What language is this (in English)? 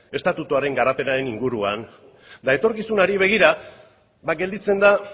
Basque